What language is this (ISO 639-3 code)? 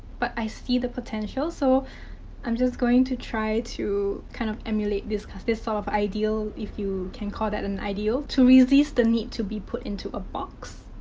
eng